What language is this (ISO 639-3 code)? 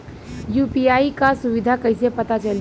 bho